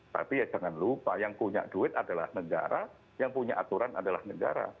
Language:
Indonesian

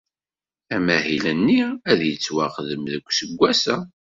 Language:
Kabyle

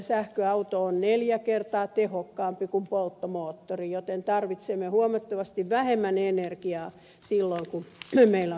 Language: Finnish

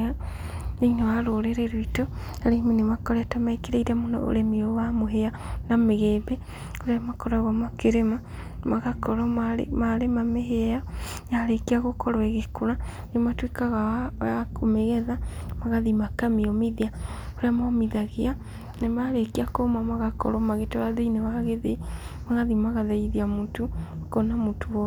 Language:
Kikuyu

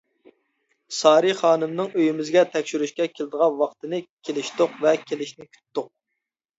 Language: Uyghur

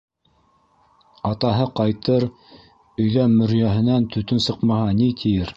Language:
Bashkir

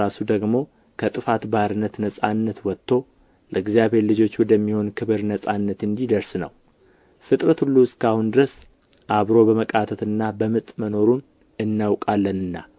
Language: Amharic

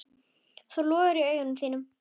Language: Icelandic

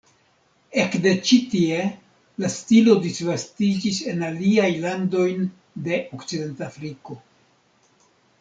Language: Esperanto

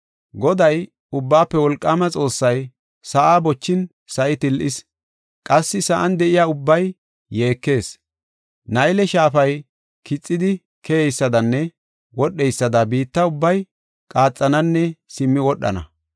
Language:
Gofa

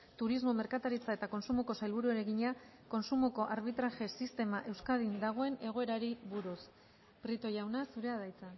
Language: Basque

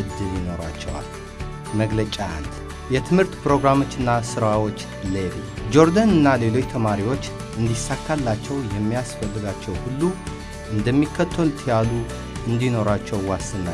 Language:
Dutch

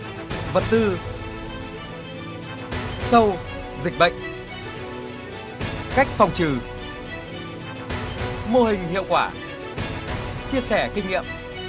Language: Vietnamese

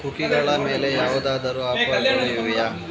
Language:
Kannada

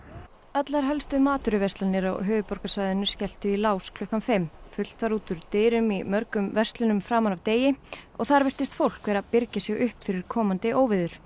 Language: Icelandic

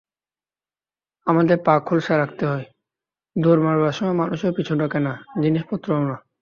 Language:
Bangla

